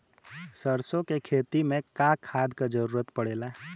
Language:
Bhojpuri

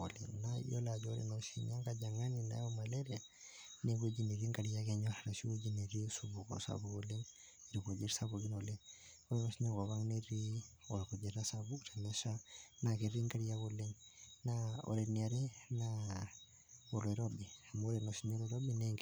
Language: Masai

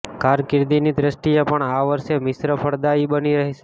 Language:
Gujarati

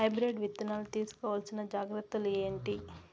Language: Telugu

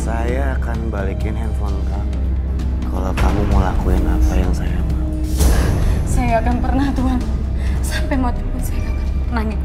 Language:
Indonesian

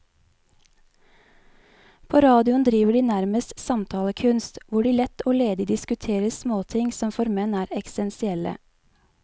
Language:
Norwegian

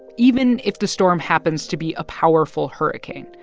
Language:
English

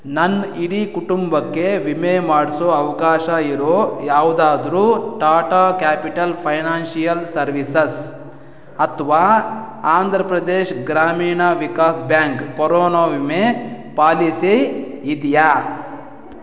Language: Kannada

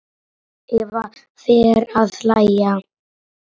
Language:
Icelandic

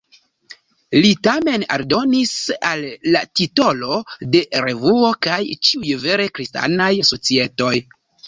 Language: Esperanto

